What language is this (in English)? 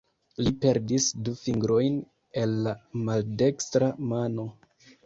Esperanto